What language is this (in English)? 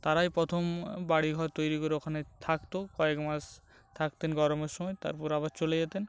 Bangla